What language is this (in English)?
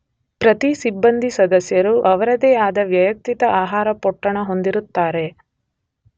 Kannada